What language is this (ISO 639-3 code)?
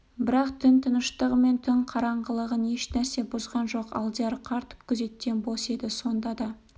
kaz